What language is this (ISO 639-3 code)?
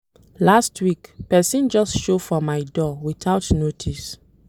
pcm